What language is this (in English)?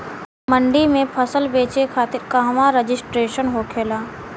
Bhojpuri